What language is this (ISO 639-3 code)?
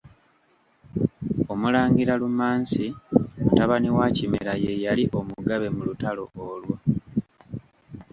lug